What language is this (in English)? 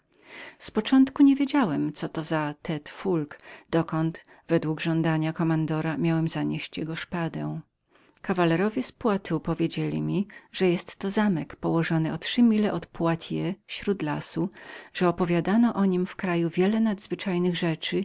Polish